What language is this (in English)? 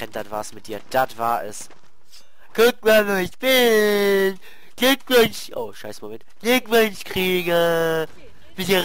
German